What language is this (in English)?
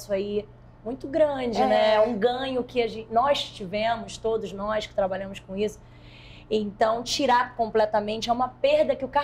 Portuguese